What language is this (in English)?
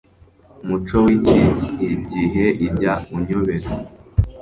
Kinyarwanda